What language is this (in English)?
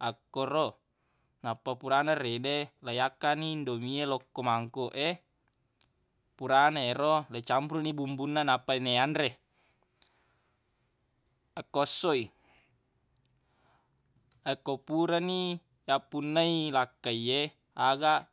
Buginese